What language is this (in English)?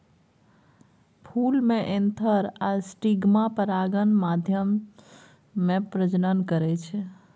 Maithili